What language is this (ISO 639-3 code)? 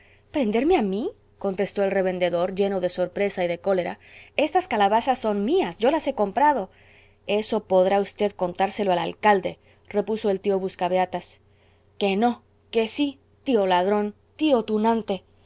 spa